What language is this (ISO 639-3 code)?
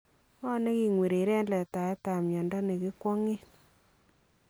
kln